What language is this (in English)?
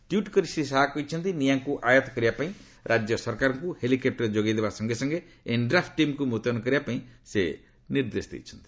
Odia